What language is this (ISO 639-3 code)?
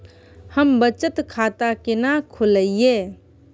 mai